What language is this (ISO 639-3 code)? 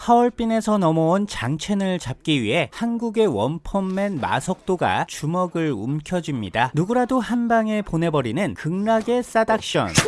kor